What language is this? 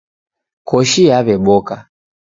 Taita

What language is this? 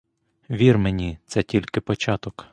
Ukrainian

